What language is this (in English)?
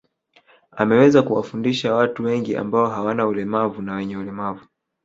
Swahili